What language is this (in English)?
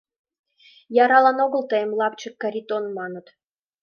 Mari